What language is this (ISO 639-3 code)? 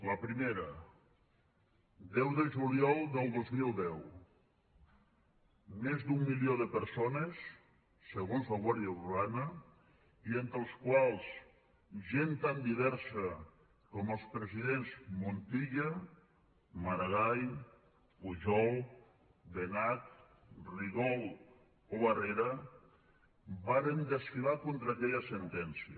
cat